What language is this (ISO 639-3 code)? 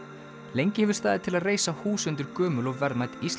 isl